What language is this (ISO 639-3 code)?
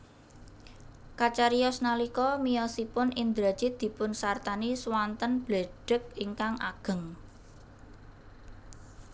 jav